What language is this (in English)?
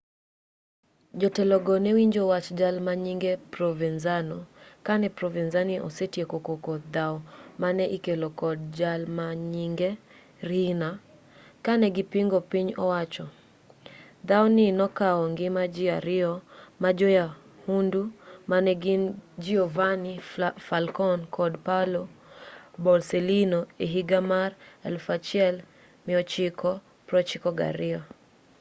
Luo (Kenya and Tanzania)